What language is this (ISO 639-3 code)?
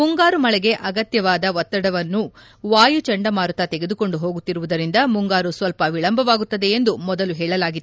kan